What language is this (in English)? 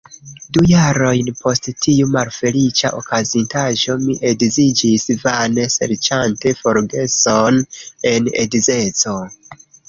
Esperanto